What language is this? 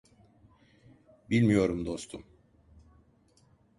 Turkish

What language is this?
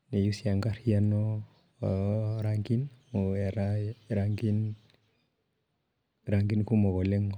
Masai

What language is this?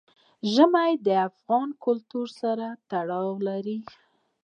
Pashto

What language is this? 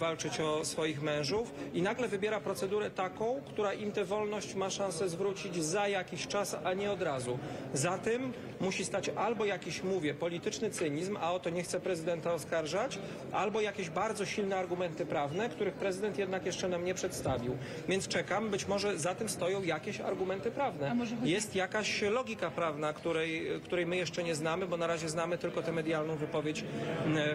Polish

